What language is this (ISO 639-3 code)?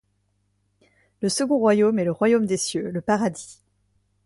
fra